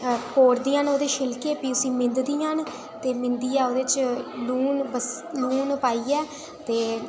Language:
Dogri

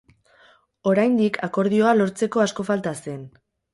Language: Basque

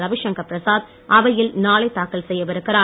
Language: Tamil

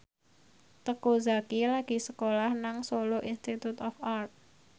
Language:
Javanese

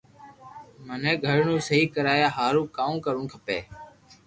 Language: Loarki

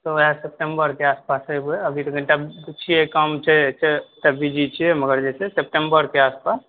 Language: Maithili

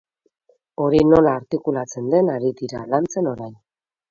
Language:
Basque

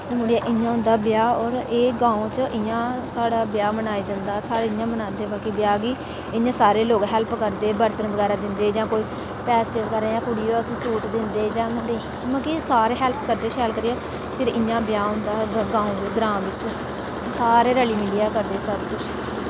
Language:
Dogri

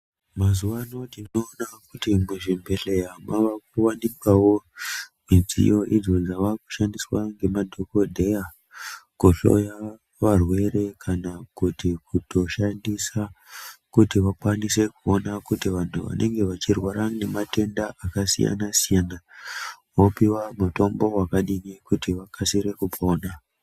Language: Ndau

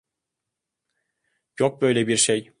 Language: Turkish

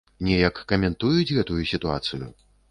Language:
Belarusian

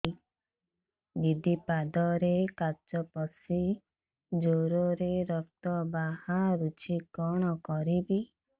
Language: Odia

